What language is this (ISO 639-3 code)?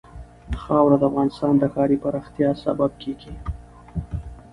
pus